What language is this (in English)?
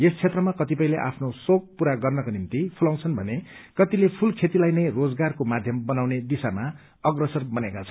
Nepali